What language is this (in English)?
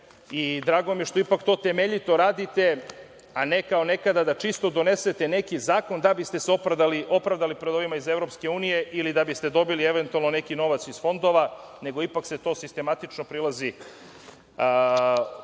Serbian